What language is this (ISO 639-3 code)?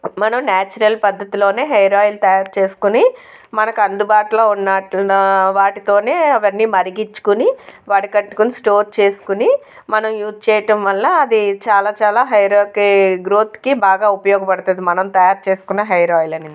tel